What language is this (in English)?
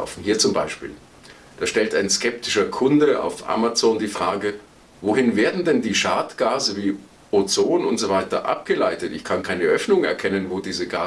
German